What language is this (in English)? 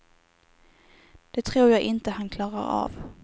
Swedish